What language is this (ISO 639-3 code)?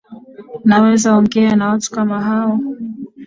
swa